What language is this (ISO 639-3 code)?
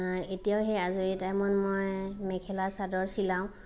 asm